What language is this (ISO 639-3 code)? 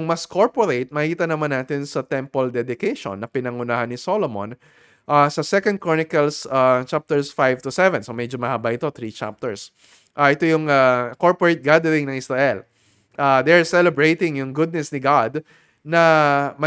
fil